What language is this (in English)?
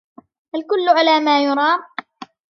Arabic